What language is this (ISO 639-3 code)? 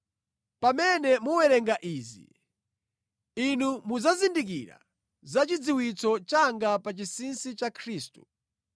nya